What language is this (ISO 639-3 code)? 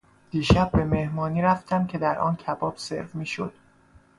fas